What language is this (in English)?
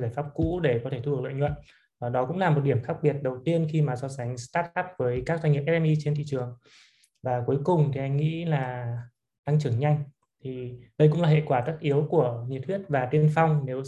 Vietnamese